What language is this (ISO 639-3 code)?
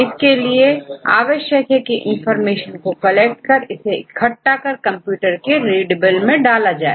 hin